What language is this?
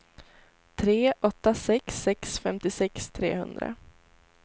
Swedish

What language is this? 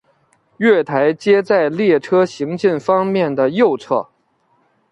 Chinese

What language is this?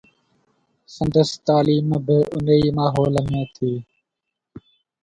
Sindhi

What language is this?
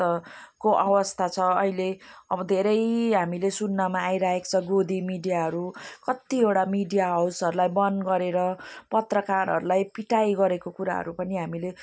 Nepali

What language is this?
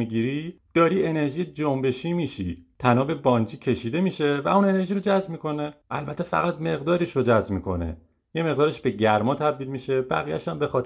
Persian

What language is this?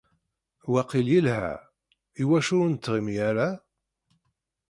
Kabyle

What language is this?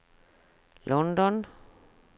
Norwegian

